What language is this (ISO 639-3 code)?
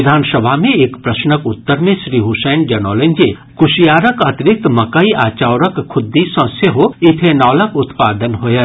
mai